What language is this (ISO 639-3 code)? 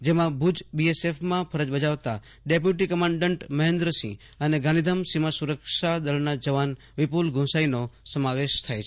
guj